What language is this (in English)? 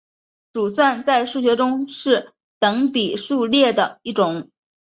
Chinese